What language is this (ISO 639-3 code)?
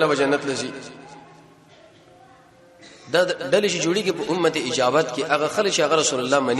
ara